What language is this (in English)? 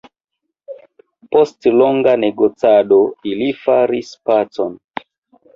Esperanto